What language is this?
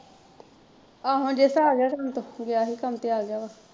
Punjabi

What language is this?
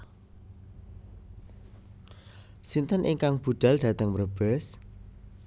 Javanese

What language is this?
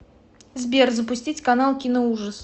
Russian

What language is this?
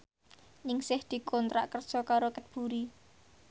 Javanese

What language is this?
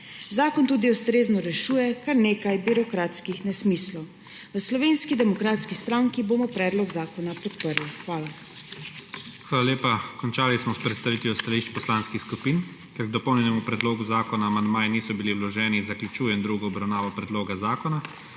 Slovenian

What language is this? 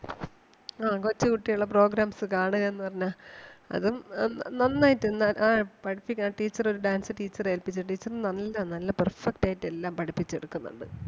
Malayalam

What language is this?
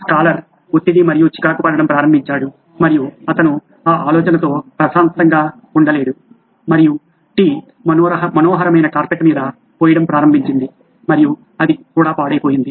Telugu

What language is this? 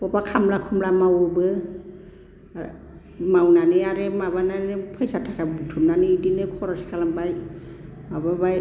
Bodo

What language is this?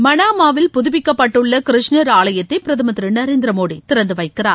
Tamil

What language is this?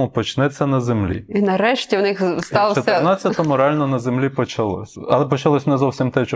Ukrainian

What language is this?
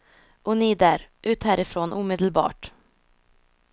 Swedish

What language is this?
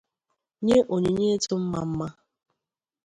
Igbo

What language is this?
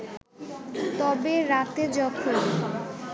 Bangla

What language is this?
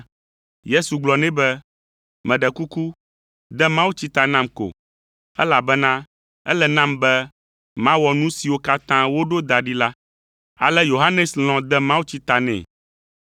Ewe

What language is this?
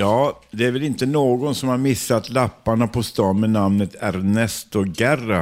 Swedish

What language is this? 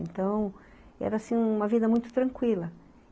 Portuguese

